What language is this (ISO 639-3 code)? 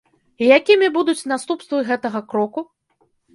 bel